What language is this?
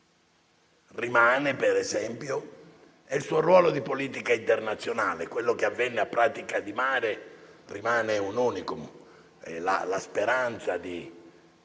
Italian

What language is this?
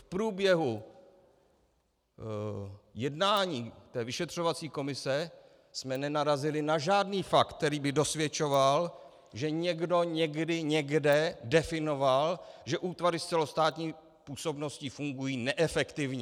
Czech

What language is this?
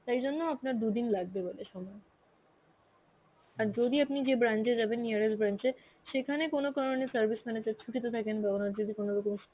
Bangla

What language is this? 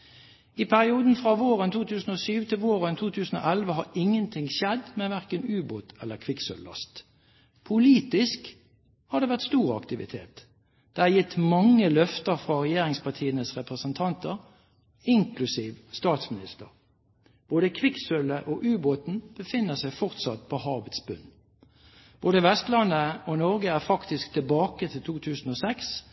Norwegian Bokmål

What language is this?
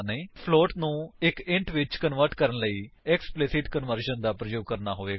Punjabi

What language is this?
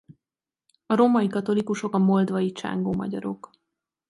Hungarian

